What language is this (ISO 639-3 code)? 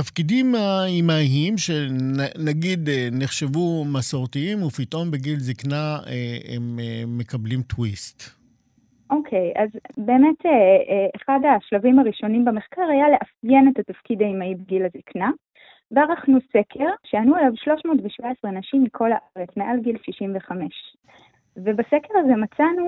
heb